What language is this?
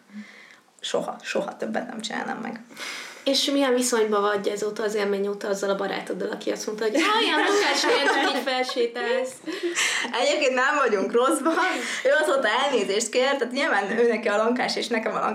Hungarian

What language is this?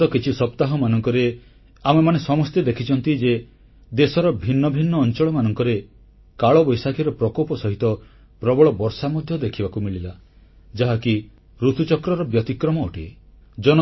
Odia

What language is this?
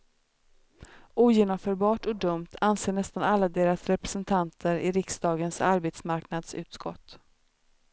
Swedish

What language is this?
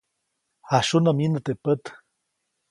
Copainalá Zoque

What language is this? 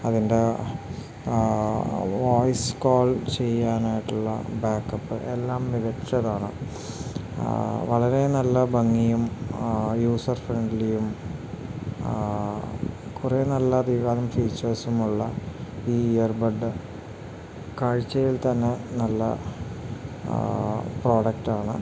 Malayalam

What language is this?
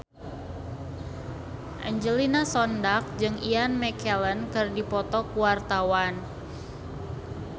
Sundanese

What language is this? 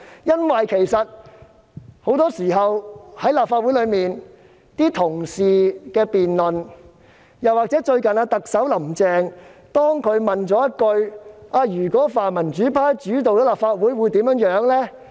Cantonese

